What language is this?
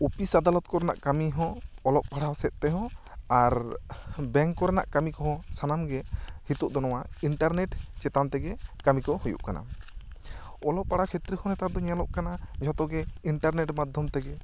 Santali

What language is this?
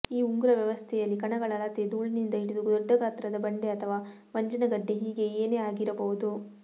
Kannada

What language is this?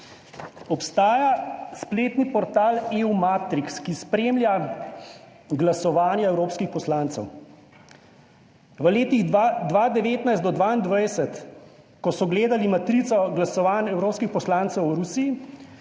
Slovenian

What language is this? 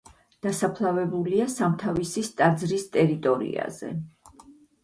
Georgian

